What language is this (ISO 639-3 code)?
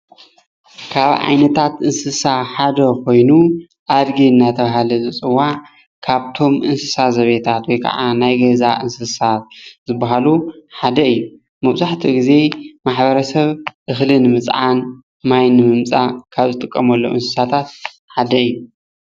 tir